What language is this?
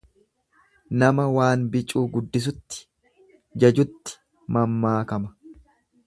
Oromo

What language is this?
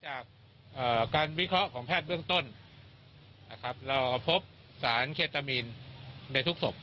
Thai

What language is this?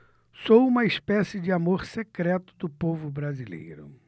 Portuguese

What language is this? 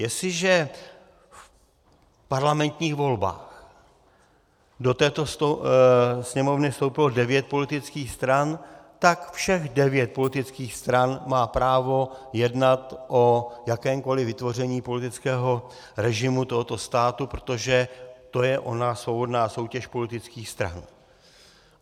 Czech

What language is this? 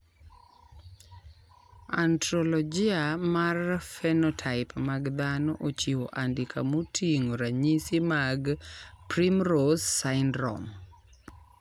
Luo (Kenya and Tanzania)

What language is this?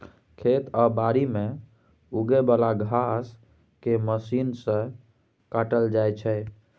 Maithili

